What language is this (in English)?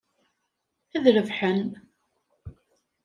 Kabyle